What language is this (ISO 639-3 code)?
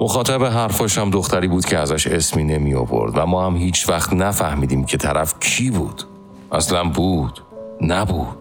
fas